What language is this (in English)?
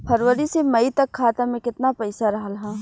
Bhojpuri